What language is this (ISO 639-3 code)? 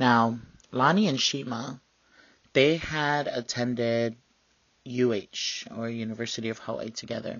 eng